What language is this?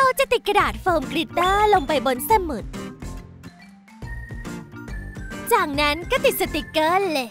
Thai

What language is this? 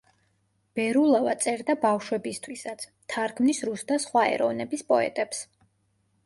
Georgian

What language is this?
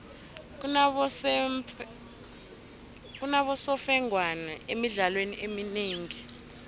South Ndebele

